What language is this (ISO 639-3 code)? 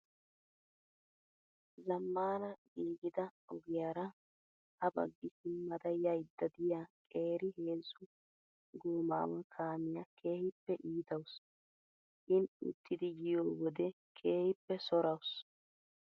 wal